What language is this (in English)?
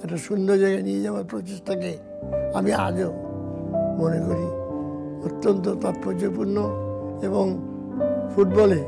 Bangla